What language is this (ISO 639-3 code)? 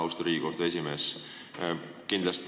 est